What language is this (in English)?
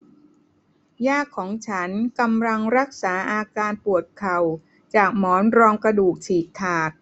Thai